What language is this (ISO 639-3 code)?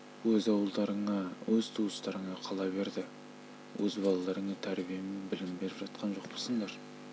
kaz